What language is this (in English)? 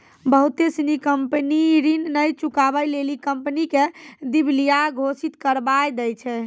Maithili